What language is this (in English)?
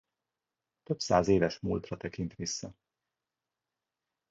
Hungarian